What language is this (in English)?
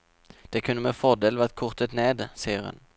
Norwegian